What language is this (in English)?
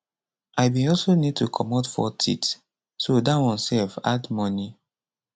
Nigerian Pidgin